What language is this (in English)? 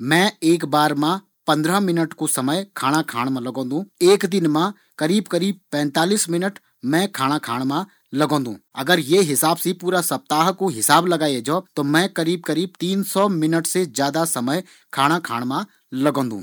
Garhwali